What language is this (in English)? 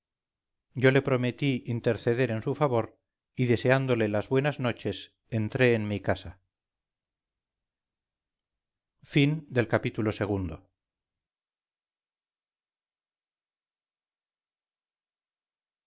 Spanish